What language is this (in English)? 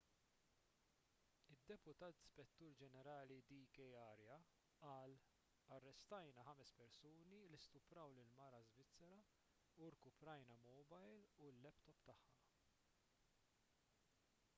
Maltese